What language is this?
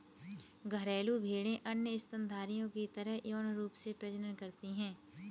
Hindi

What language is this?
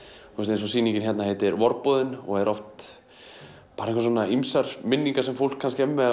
Icelandic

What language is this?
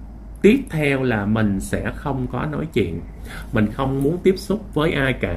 Vietnamese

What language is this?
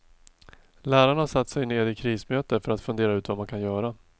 Swedish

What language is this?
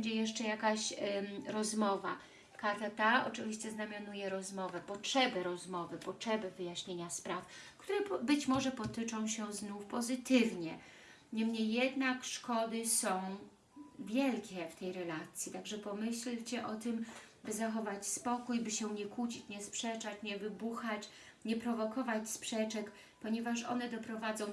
Polish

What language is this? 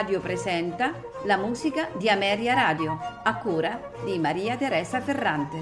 Italian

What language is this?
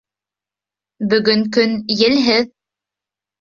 Bashkir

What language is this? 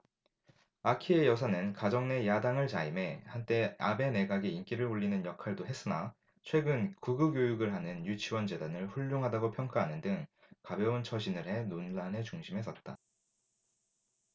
Korean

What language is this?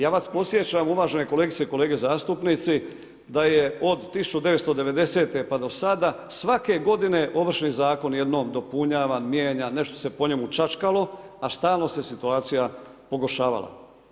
Croatian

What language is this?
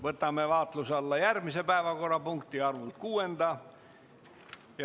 Estonian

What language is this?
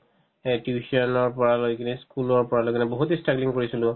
Assamese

